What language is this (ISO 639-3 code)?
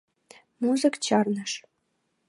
chm